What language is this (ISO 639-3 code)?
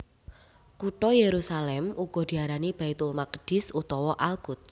jav